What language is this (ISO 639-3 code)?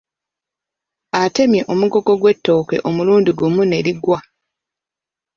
lug